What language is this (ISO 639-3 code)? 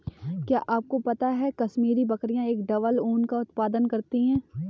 hin